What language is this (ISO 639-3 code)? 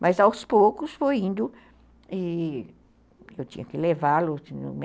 por